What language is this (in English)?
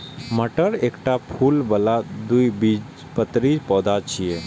Maithili